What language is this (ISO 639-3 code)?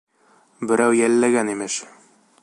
bak